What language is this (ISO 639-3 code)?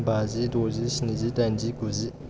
brx